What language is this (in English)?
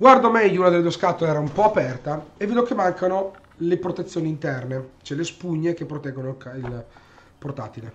Italian